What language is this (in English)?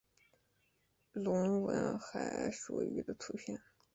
Chinese